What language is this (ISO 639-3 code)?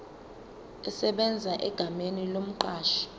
zul